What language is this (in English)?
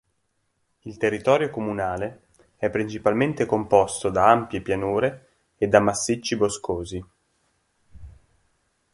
Italian